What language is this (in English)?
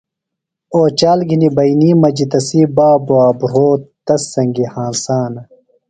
Phalura